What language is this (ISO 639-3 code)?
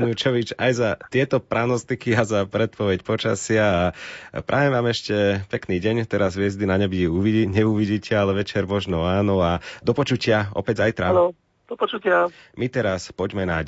slk